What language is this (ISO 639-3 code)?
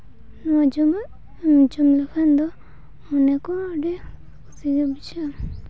sat